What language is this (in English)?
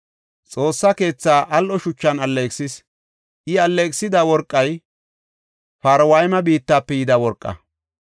Gofa